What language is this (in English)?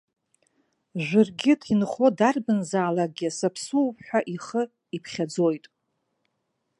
Abkhazian